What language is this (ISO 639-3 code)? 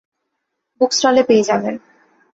ben